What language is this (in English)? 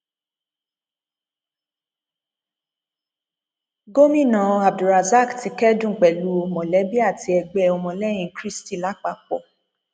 Yoruba